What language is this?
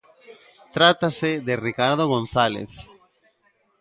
Galician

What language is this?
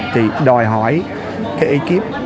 Vietnamese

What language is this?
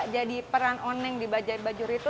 Indonesian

